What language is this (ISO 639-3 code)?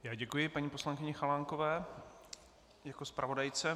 ces